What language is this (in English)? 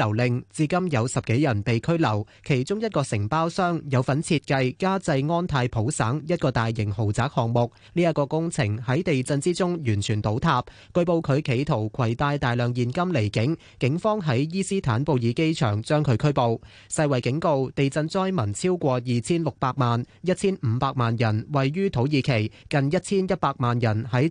Chinese